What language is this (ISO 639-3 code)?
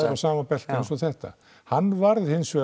isl